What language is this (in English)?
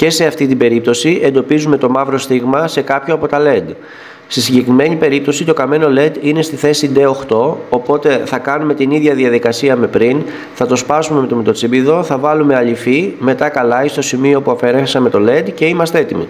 Greek